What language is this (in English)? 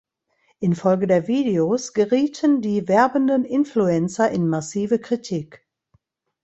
German